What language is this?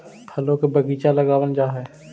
Magahi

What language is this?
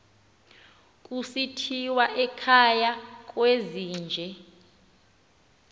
Xhosa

